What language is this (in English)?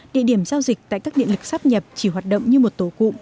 Vietnamese